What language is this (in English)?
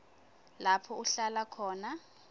Swati